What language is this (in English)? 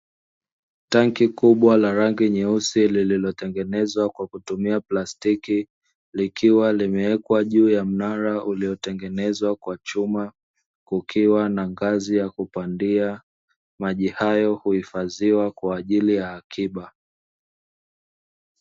Swahili